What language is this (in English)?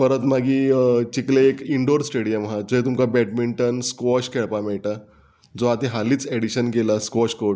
Konkani